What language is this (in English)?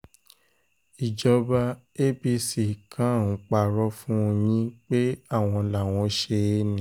Yoruba